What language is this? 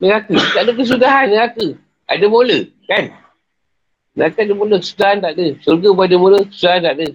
Malay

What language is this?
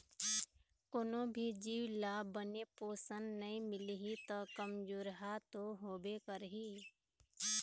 Chhattisgarhi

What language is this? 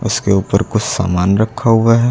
Hindi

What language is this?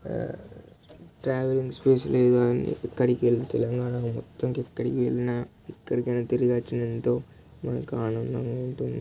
Telugu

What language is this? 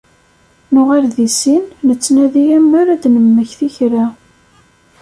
Kabyle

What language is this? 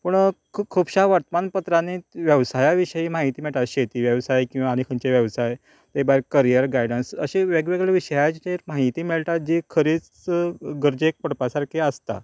Konkani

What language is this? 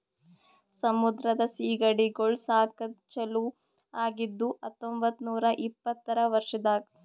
Kannada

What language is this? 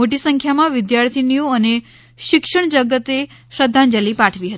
Gujarati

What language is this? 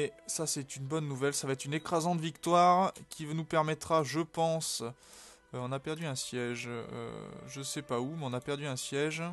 French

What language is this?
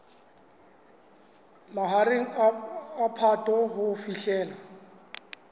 Southern Sotho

